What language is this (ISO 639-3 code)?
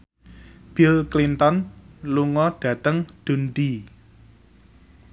jav